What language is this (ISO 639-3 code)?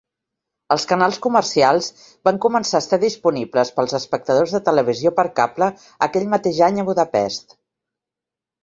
cat